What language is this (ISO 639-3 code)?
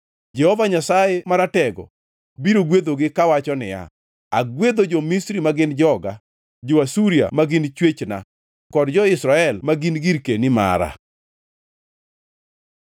luo